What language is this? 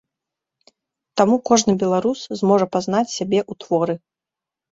Belarusian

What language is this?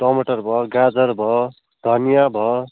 Nepali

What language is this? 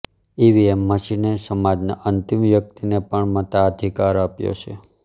Gujarati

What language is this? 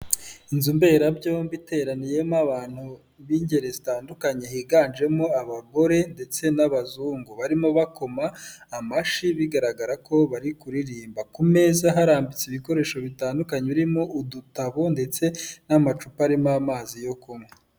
Kinyarwanda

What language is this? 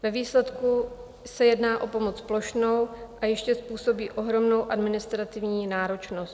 Czech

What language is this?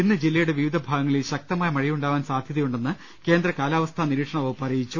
Malayalam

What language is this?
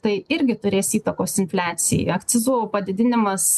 Lithuanian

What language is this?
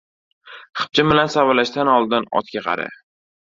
Uzbek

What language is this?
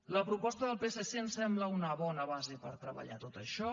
Catalan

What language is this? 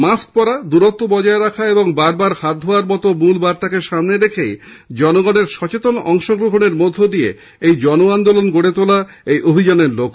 Bangla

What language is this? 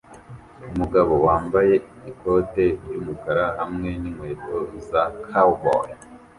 Kinyarwanda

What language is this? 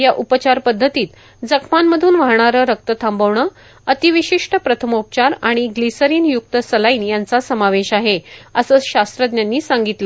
Marathi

